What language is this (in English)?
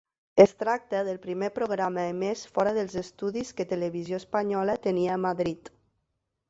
Catalan